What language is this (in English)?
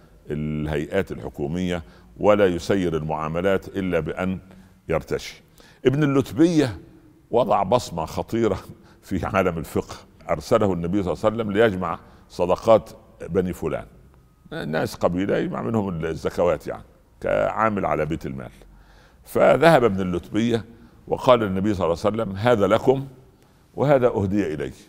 Arabic